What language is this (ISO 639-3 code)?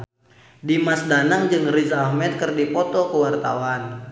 sun